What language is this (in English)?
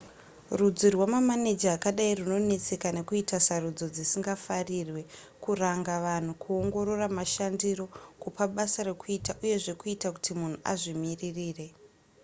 Shona